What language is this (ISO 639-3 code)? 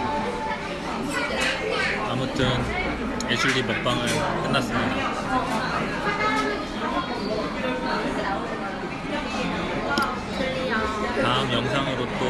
kor